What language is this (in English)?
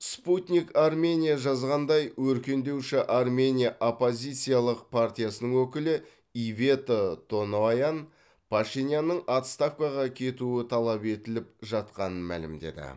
Kazakh